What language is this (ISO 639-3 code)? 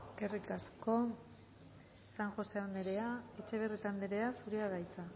eus